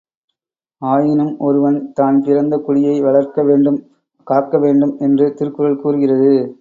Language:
Tamil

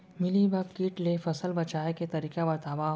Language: Chhattisgarhi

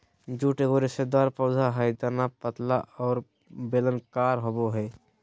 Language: Magahi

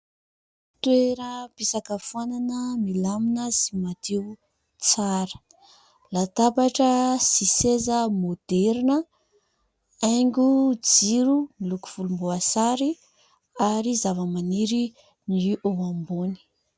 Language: Malagasy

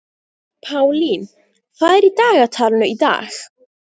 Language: Icelandic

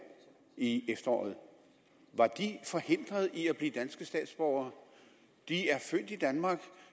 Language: Danish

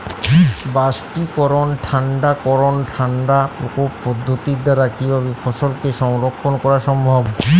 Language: Bangla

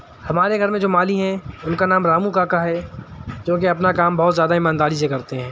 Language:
Urdu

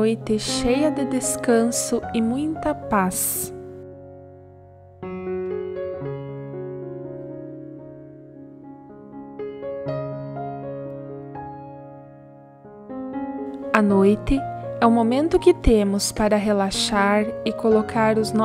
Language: Portuguese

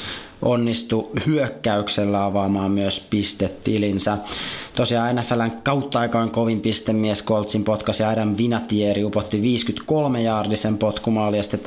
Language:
Finnish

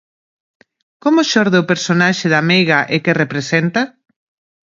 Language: Galician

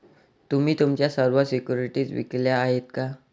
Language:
Marathi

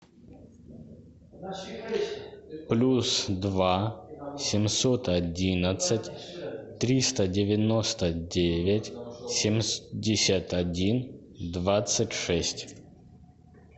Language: Russian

